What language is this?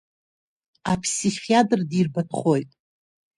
Abkhazian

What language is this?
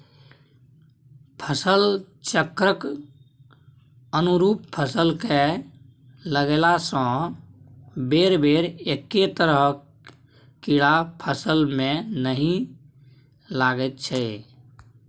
Maithili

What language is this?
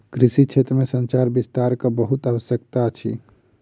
Maithili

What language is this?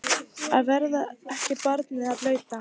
Icelandic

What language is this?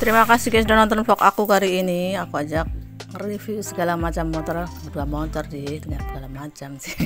Indonesian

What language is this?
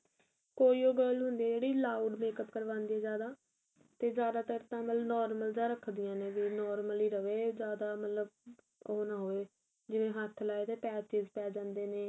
Punjabi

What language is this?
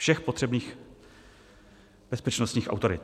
Czech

